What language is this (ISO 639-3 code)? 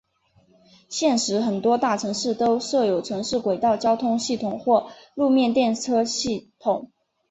zho